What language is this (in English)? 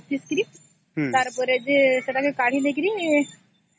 Odia